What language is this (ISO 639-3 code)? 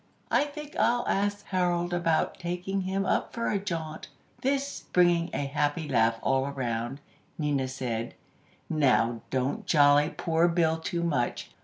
eng